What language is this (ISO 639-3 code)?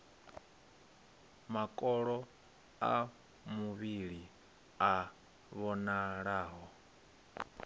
ven